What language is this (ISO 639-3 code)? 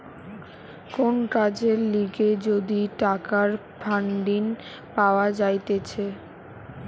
ben